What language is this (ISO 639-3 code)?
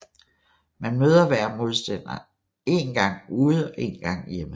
dan